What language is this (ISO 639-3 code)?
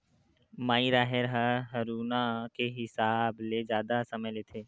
hne